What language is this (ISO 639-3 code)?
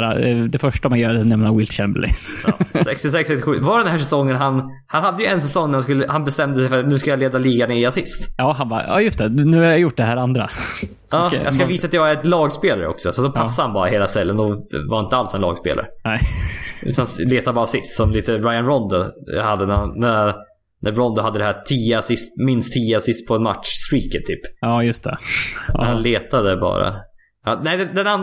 swe